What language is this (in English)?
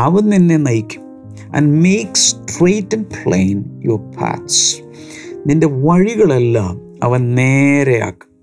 Malayalam